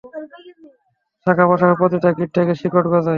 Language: Bangla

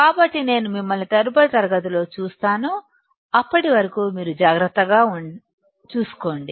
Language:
Telugu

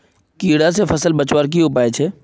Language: Magahi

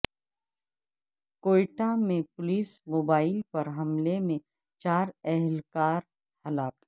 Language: Urdu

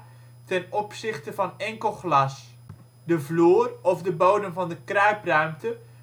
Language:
Dutch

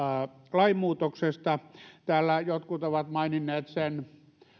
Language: Finnish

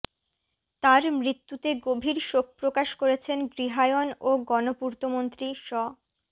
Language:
Bangla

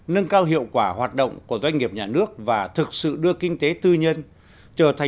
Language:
Vietnamese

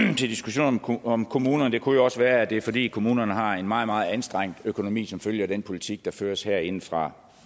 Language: Danish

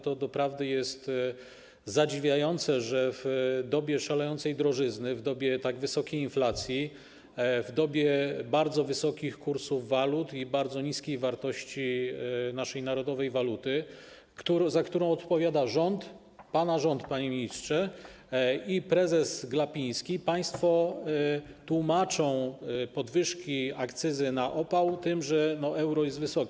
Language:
Polish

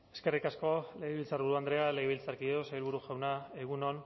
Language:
Basque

